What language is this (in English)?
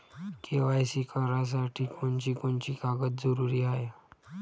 Marathi